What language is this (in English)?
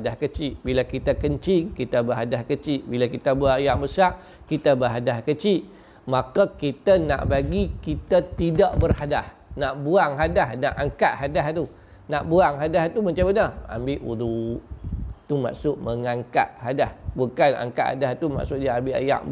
Malay